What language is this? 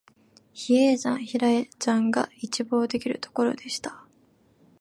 Japanese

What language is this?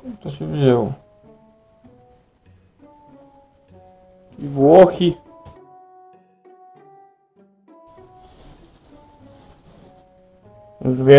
Polish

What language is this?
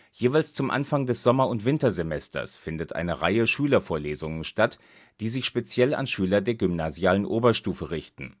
German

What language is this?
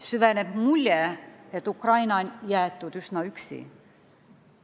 Estonian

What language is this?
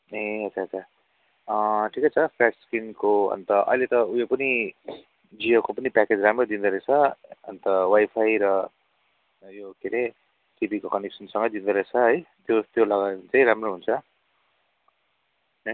Nepali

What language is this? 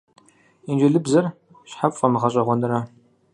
Kabardian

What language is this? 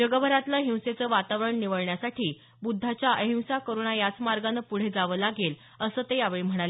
Marathi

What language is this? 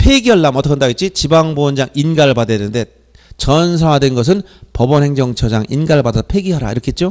Korean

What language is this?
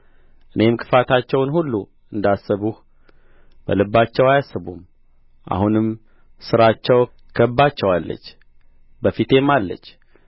Amharic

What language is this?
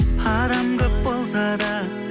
Kazakh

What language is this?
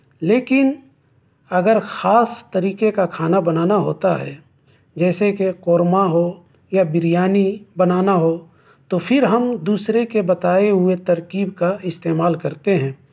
Urdu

